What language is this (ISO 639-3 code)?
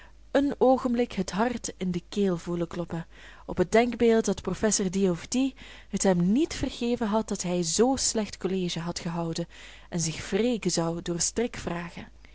nld